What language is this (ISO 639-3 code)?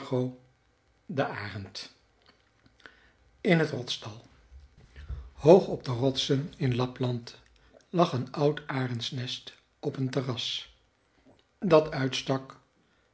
nld